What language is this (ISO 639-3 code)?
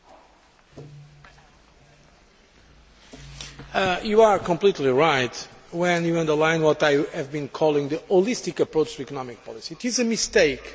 eng